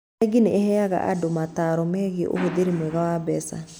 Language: Kikuyu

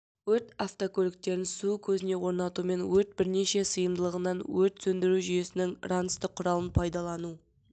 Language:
Kazakh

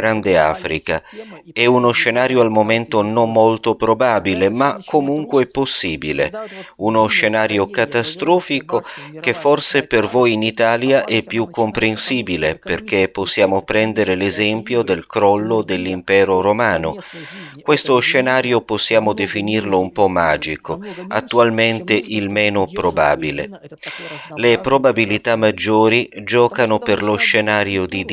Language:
Italian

